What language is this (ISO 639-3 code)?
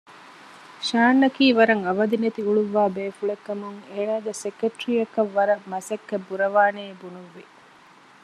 div